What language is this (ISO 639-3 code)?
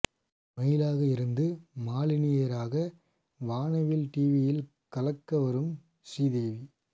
tam